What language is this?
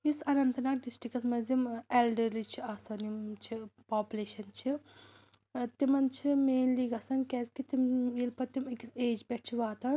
Kashmiri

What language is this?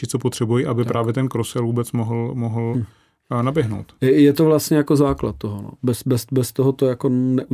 Czech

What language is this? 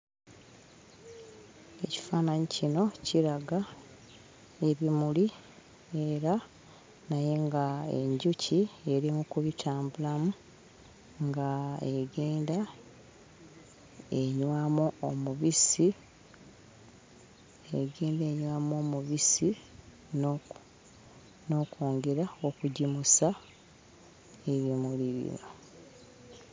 Ganda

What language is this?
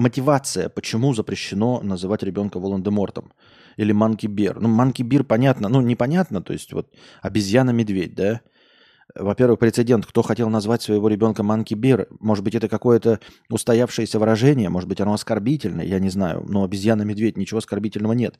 Russian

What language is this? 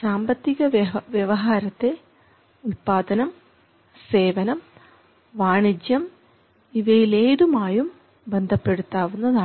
Malayalam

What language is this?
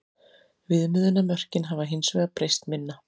Icelandic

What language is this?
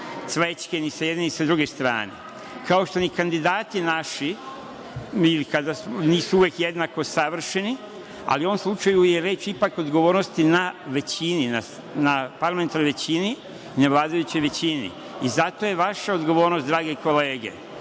Serbian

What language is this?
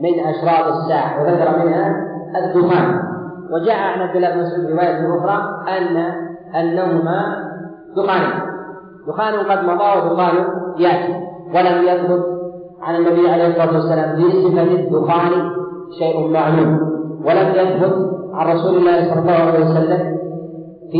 Arabic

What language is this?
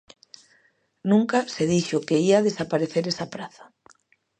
Galician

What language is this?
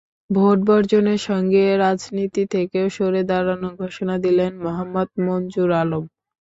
Bangla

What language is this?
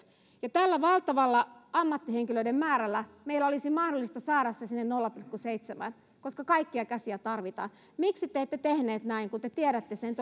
Finnish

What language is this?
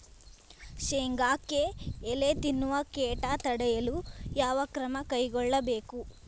Kannada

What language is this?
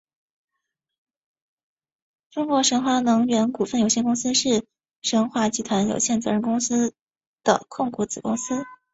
Chinese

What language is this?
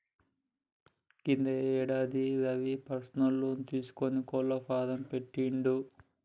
Telugu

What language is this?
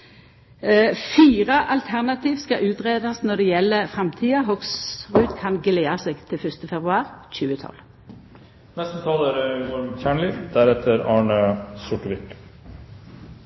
Norwegian Nynorsk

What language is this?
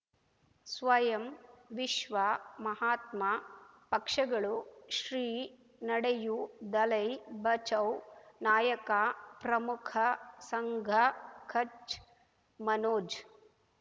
Kannada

